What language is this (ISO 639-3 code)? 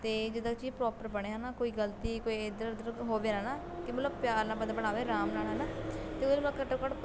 pan